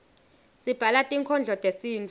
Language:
Swati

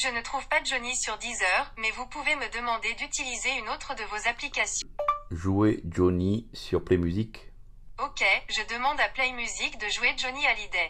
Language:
French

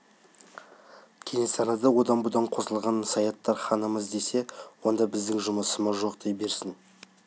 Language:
Kazakh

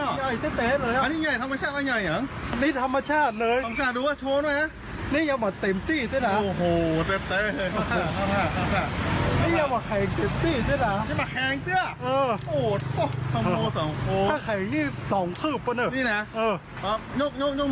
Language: Thai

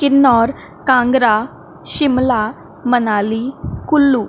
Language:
Konkani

